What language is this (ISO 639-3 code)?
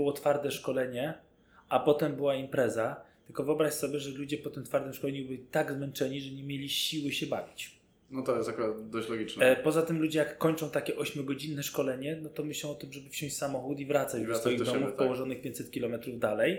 pol